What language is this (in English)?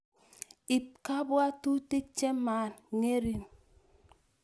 Kalenjin